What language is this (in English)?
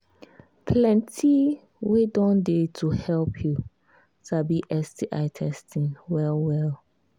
Nigerian Pidgin